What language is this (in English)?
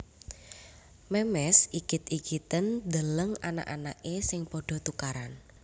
Javanese